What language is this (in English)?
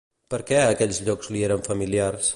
Catalan